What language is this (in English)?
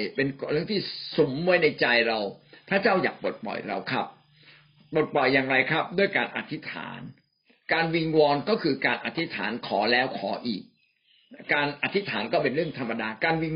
Thai